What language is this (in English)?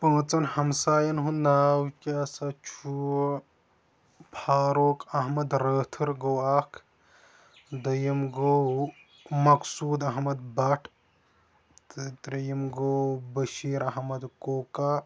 Kashmiri